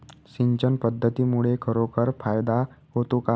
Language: Marathi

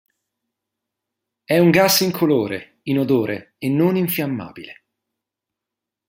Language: Italian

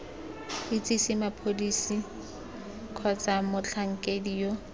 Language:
Tswana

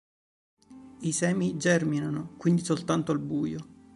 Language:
Italian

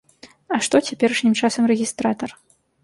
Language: Belarusian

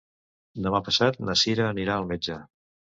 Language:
Catalan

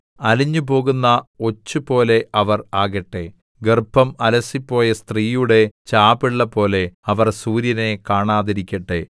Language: Malayalam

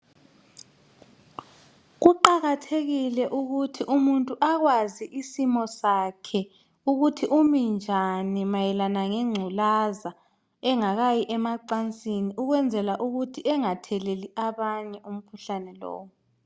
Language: North Ndebele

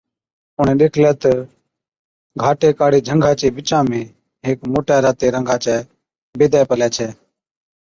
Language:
Od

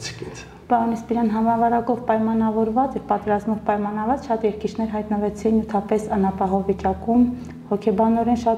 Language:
Turkish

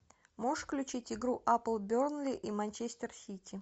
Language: Russian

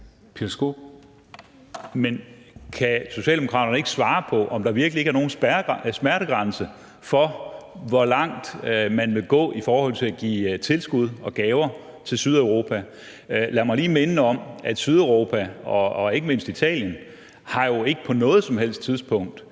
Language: Danish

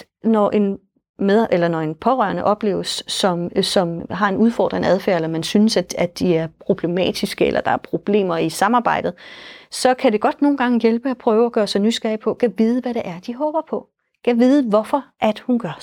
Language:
Danish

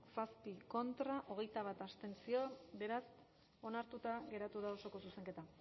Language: Basque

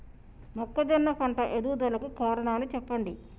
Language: Telugu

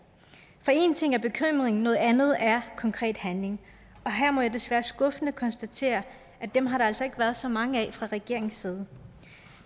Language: Danish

